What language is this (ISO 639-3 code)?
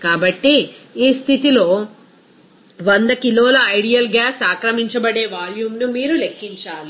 tel